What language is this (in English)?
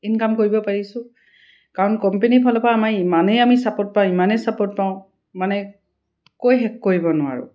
Assamese